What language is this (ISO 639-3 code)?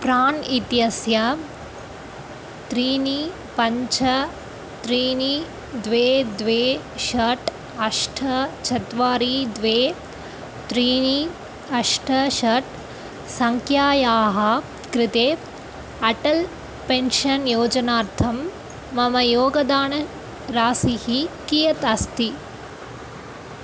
san